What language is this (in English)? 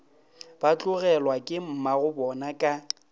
Northern Sotho